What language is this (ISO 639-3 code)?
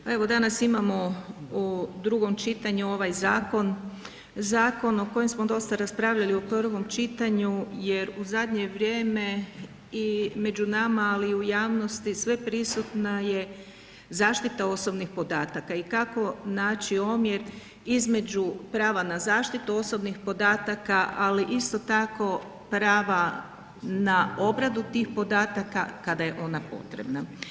hrv